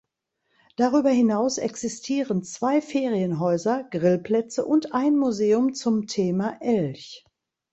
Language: German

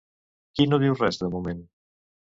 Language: Catalan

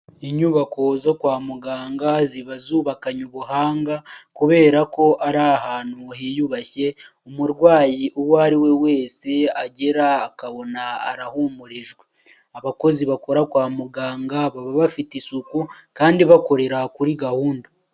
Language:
Kinyarwanda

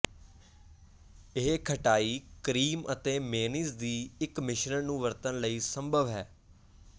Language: Punjabi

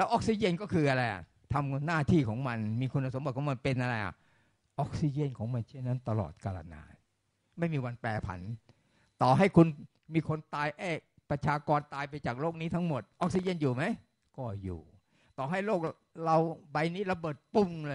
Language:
Thai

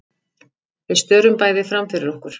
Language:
Icelandic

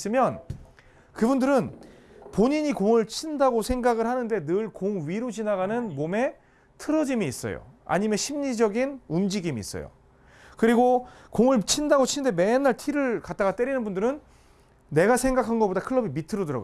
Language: Korean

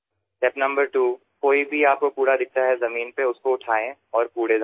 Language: Assamese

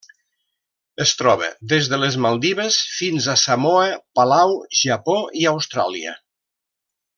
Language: Catalan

